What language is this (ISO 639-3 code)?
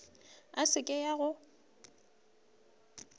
nso